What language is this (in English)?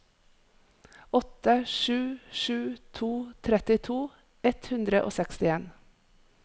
Norwegian